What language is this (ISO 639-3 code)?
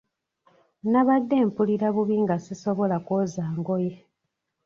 lug